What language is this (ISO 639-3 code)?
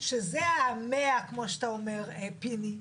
heb